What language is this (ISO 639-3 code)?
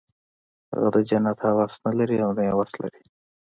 pus